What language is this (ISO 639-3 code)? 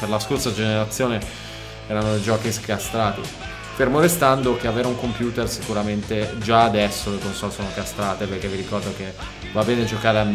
ita